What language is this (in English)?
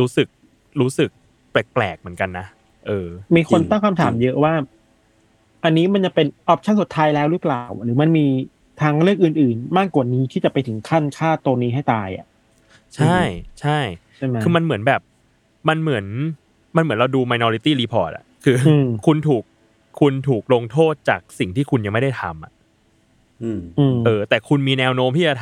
Thai